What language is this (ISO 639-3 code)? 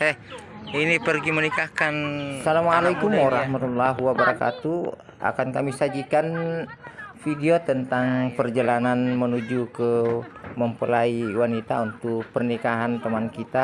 ind